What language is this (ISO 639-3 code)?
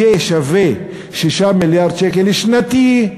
heb